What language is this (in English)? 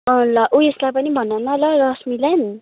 Nepali